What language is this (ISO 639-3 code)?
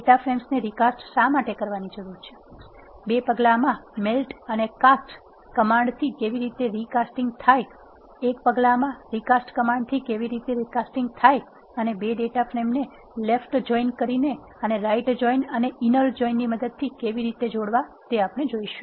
guj